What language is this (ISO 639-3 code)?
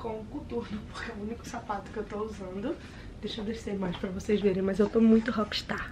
por